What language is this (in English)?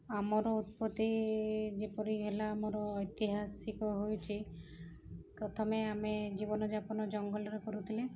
Odia